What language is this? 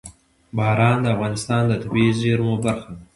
Pashto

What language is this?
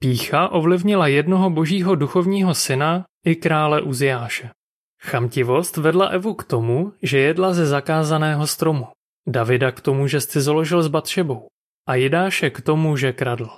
Czech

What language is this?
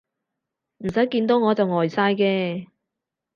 Cantonese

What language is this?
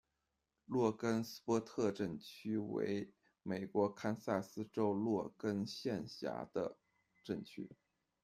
Chinese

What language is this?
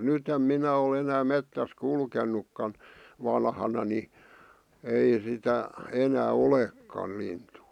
Finnish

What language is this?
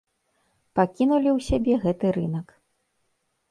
Belarusian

